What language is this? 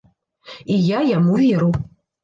Belarusian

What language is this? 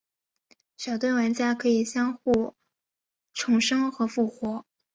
Chinese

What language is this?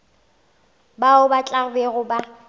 Northern Sotho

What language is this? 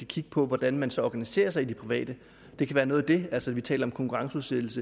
Danish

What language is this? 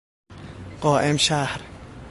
Persian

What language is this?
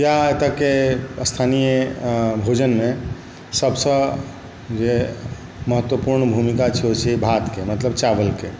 Maithili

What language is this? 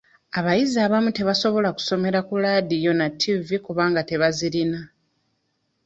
Ganda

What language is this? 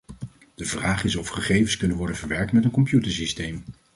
Dutch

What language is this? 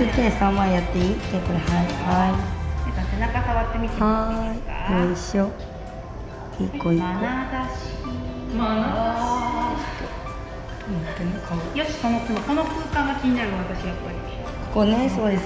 Japanese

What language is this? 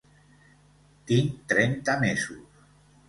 Catalan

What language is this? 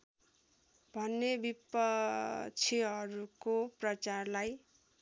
Nepali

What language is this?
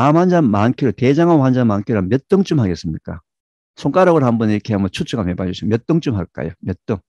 Korean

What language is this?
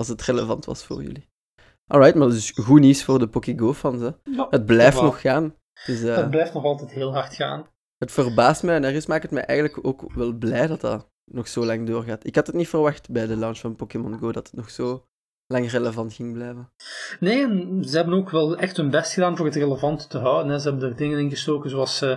Dutch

